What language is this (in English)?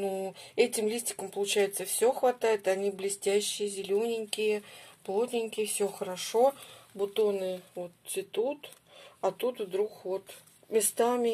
Russian